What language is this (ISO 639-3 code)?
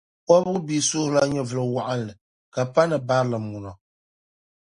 dag